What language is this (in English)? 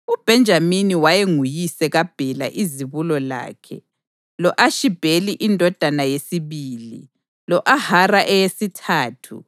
North Ndebele